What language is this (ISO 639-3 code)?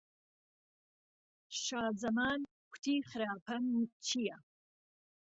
ckb